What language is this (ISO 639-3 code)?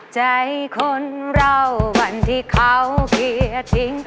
tha